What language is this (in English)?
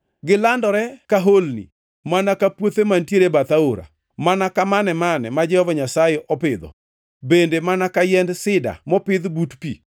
Luo (Kenya and Tanzania)